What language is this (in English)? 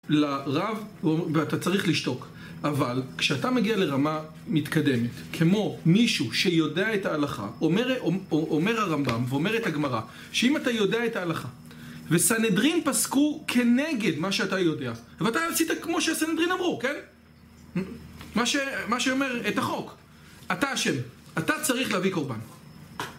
Hebrew